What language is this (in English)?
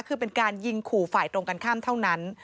Thai